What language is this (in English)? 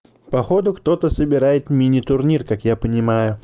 Russian